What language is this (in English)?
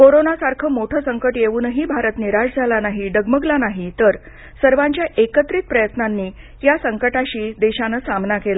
Marathi